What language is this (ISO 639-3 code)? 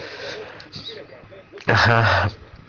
rus